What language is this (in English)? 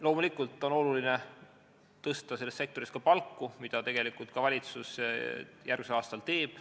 Estonian